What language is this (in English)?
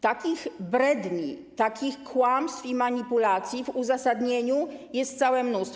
Polish